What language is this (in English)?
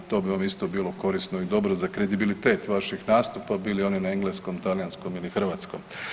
Croatian